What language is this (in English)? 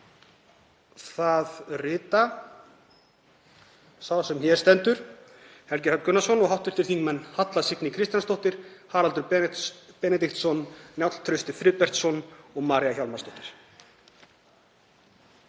Icelandic